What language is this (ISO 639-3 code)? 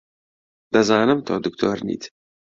ckb